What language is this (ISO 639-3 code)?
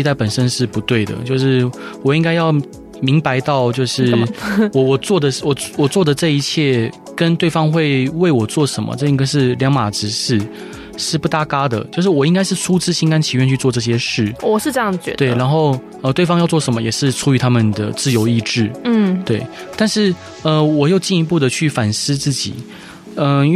zho